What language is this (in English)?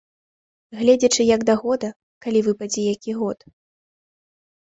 Belarusian